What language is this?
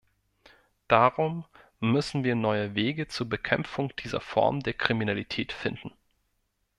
German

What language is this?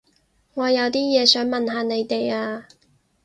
Cantonese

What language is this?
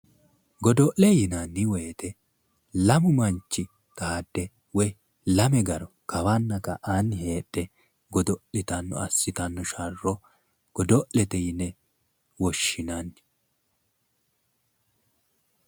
Sidamo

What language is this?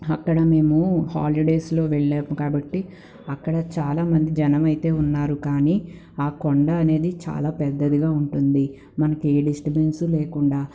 Telugu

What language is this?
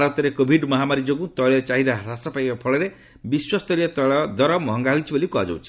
Odia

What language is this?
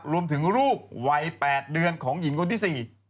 Thai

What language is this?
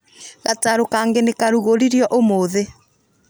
Kikuyu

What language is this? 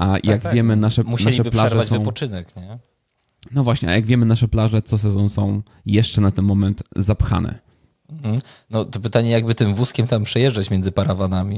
Polish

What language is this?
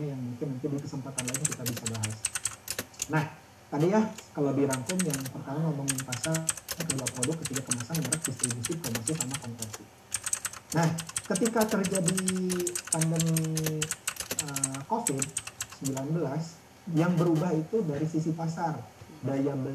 Indonesian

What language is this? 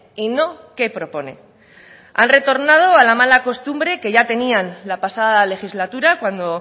Spanish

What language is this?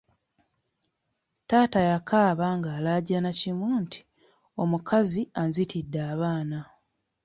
Ganda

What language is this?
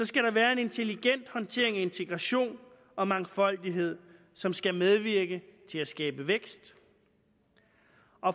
Danish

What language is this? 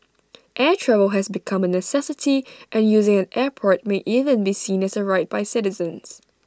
English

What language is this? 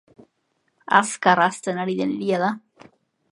Basque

